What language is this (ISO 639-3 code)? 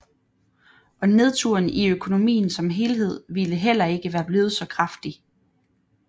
dan